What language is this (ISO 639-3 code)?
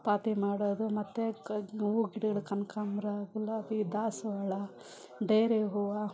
kan